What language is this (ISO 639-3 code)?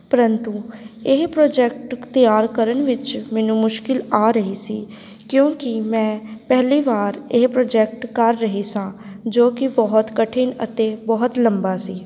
pan